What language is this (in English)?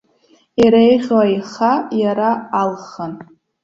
Abkhazian